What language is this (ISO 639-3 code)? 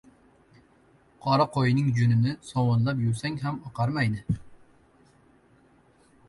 uzb